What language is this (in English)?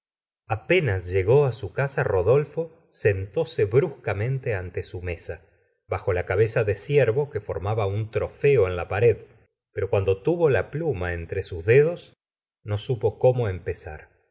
Spanish